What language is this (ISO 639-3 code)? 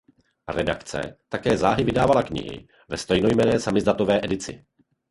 ces